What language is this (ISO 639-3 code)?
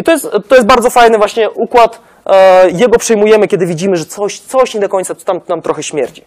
pol